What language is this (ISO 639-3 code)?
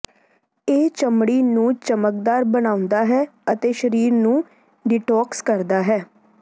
pan